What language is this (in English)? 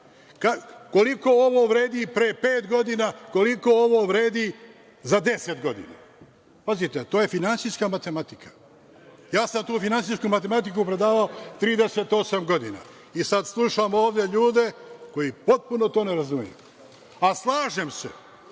Serbian